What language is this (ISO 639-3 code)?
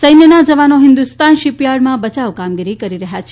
guj